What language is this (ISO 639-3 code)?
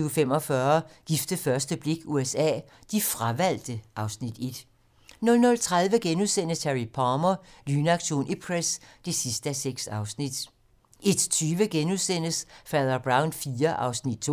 dan